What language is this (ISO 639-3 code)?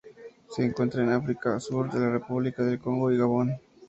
spa